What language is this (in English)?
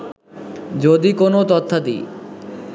Bangla